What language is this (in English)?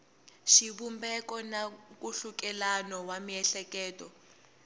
Tsonga